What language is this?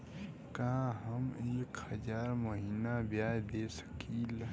Bhojpuri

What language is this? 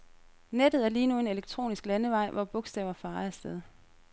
Danish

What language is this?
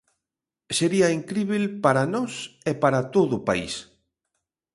Galician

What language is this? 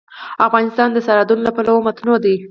Pashto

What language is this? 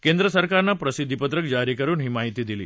Marathi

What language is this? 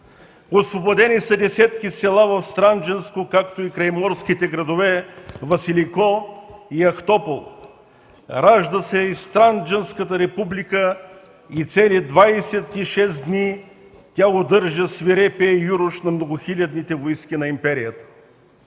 Bulgarian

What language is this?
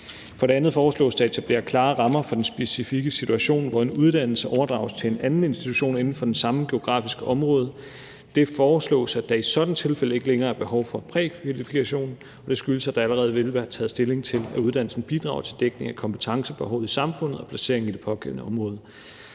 Danish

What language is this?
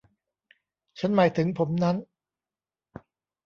Thai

